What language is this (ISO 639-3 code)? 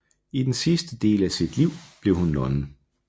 dan